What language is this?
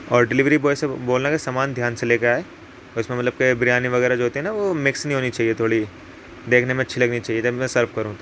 Urdu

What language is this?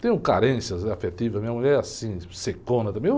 Portuguese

